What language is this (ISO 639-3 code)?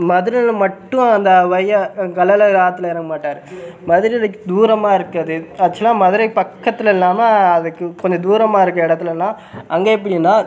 tam